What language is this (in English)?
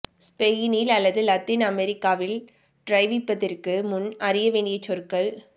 Tamil